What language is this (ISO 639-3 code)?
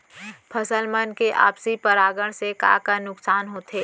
hne